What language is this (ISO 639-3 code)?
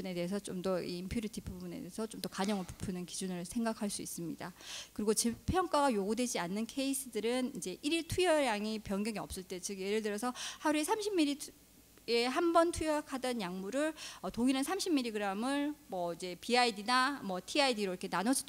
kor